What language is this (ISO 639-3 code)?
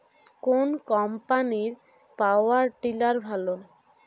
ben